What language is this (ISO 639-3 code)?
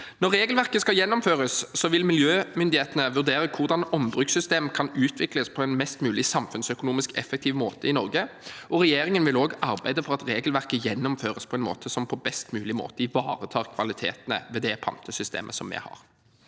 nor